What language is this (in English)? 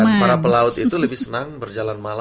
Indonesian